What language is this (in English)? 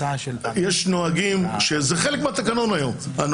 Hebrew